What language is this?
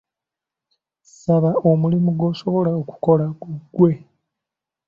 Ganda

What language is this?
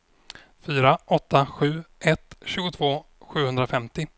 Swedish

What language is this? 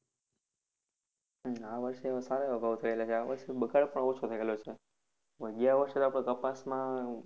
Gujarati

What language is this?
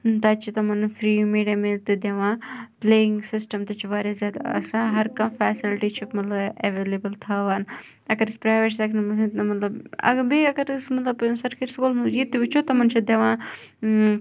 Kashmiri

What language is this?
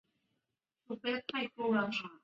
Chinese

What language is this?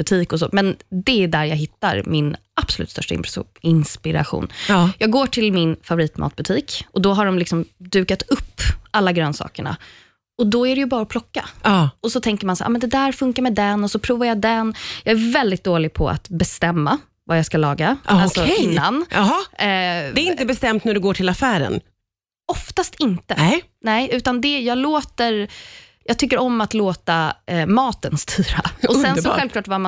Swedish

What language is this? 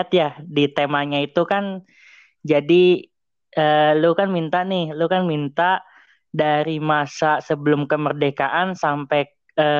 Indonesian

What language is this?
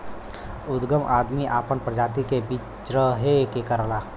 Bhojpuri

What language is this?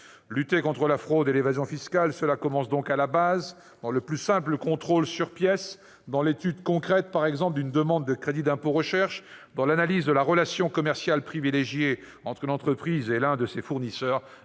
French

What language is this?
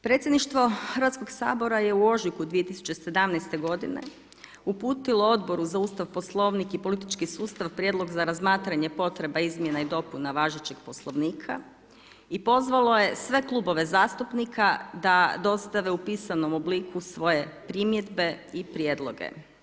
Croatian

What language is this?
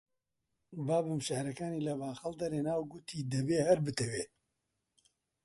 Central Kurdish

